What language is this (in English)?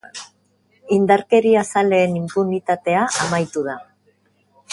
Basque